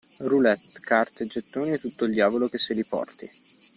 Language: Italian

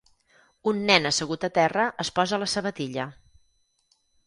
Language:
Catalan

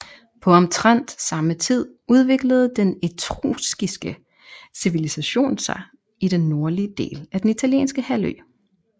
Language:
Danish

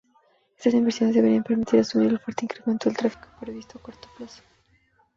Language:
Spanish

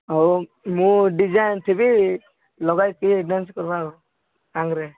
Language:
Odia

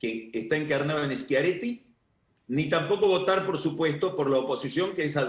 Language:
Spanish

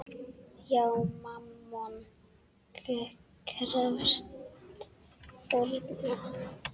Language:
Icelandic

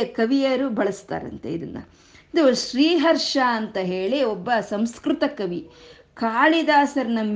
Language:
Kannada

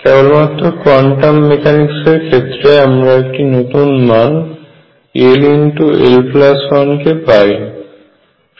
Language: Bangla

